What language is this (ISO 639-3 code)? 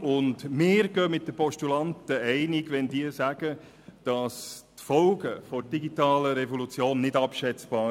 gsw